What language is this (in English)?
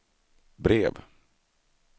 Swedish